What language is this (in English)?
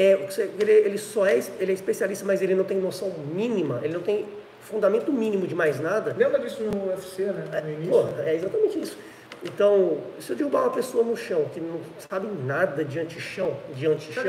Portuguese